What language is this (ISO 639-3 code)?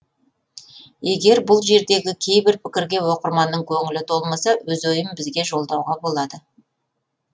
kaz